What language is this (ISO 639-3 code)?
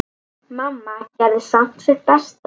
isl